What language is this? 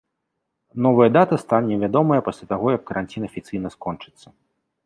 Belarusian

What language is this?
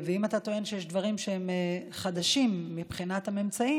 Hebrew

